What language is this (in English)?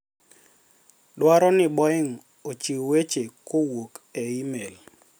Luo (Kenya and Tanzania)